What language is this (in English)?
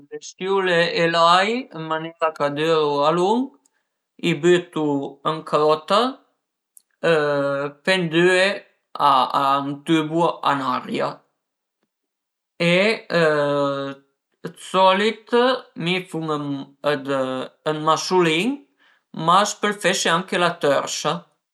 Piedmontese